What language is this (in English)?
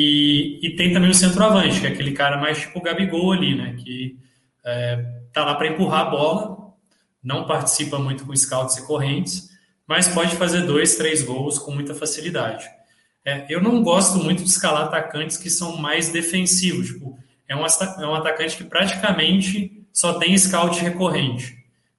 Portuguese